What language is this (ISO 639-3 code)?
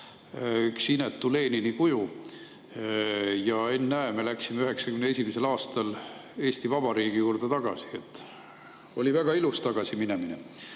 est